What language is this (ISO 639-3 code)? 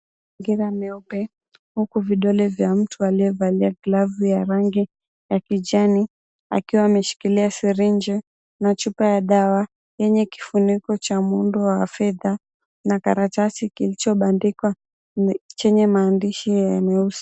swa